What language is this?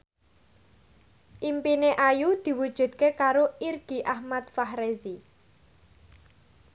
Javanese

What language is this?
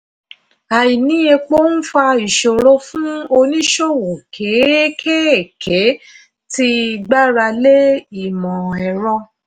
Yoruba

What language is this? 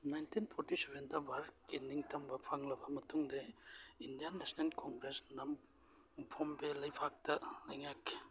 Manipuri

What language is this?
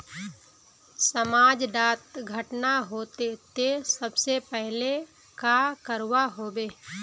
Magahi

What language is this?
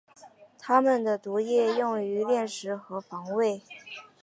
Chinese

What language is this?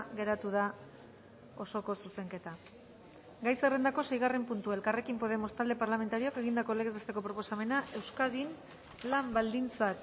Basque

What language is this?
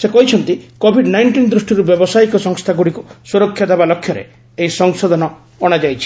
Odia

